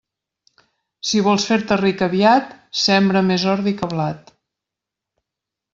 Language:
Catalan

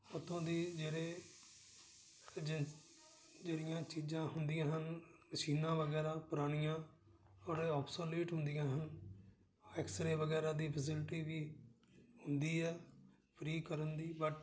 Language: Punjabi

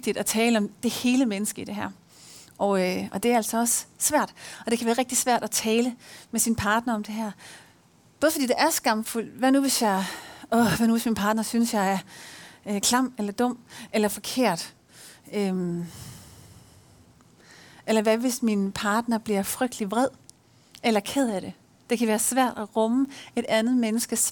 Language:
Danish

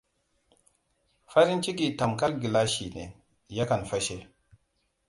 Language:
Hausa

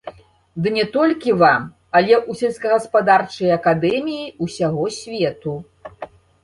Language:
Belarusian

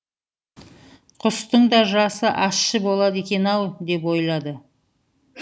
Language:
Kazakh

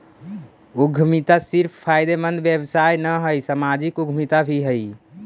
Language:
Magahi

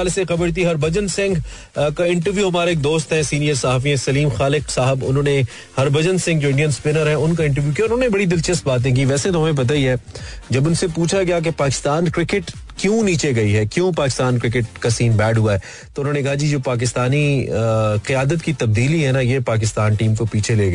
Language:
Hindi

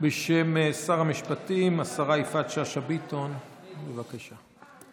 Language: Hebrew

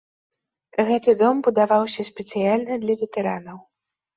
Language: Belarusian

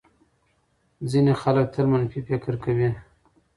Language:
Pashto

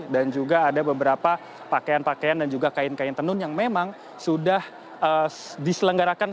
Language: Indonesian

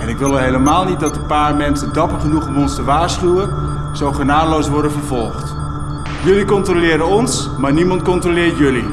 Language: Dutch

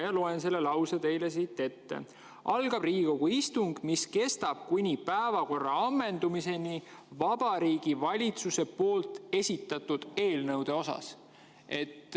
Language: Estonian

